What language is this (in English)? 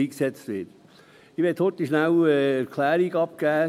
Swiss German